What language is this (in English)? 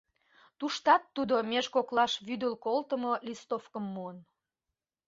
Mari